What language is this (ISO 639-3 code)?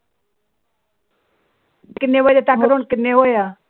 pan